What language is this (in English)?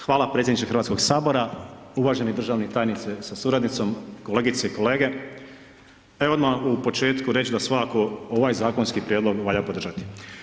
Croatian